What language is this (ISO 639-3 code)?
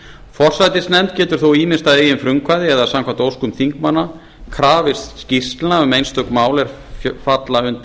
isl